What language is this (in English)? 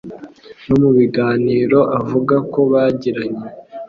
Kinyarwanda